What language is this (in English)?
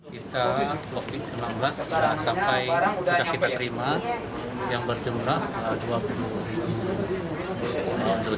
Indonesian